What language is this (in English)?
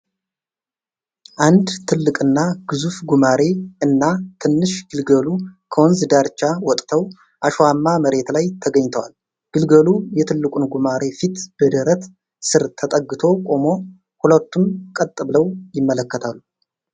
Amharic